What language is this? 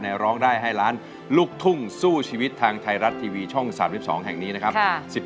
Thai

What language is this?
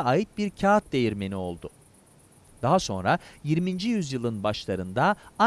Turkish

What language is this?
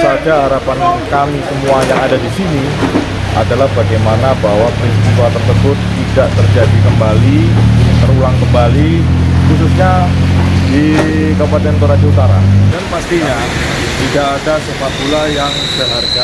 Indonesian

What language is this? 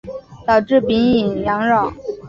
Chinese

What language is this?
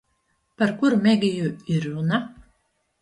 Latvian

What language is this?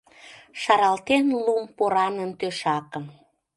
Mari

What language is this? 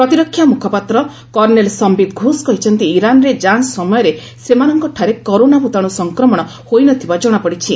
Odia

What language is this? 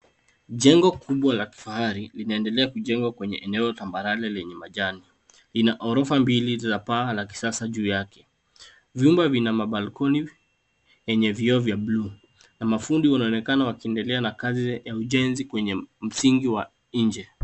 Swahili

